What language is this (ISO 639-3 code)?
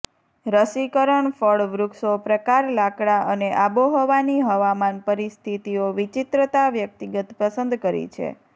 guj